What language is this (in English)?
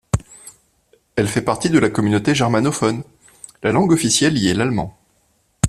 French